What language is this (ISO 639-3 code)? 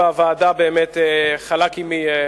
heb